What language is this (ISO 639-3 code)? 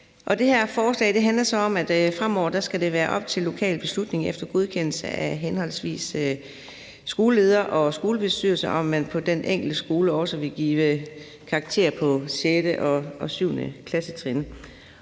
dan